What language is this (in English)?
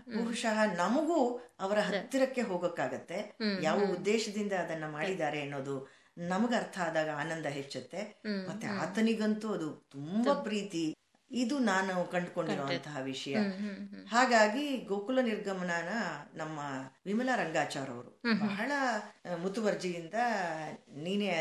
Kannada